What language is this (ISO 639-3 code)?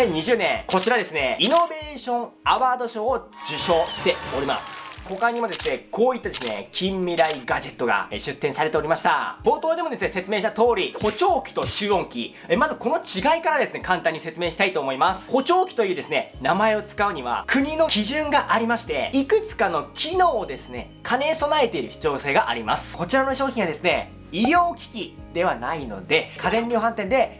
jpn